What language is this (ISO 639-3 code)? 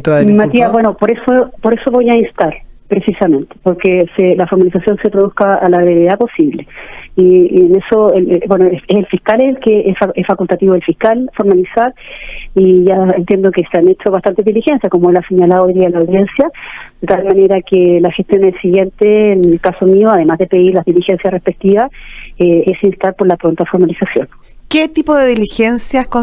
spa